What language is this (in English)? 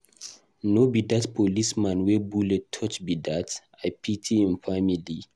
Nigerian Pidgin